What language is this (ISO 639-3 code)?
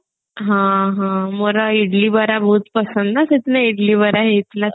ori